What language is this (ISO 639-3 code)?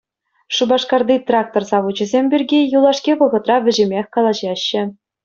chv